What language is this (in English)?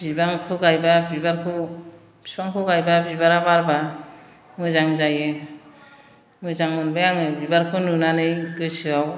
Bodo